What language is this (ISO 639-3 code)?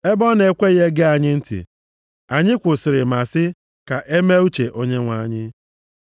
ibo